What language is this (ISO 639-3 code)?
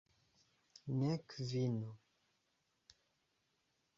epo